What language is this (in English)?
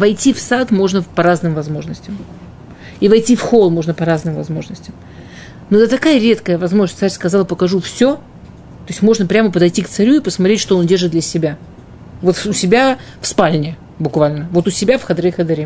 Russian